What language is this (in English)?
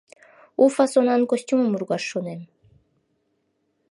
Mari